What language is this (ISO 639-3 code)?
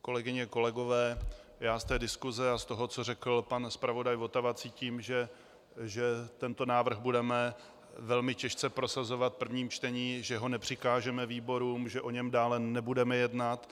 ces